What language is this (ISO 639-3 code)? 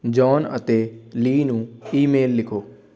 pan